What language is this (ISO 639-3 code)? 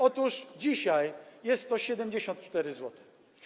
pol